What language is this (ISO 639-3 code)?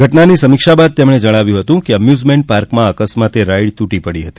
guj